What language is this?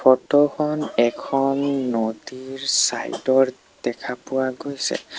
Assamese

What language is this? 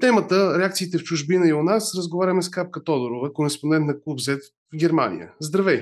Bulgarian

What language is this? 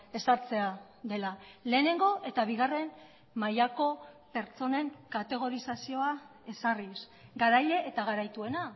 Basque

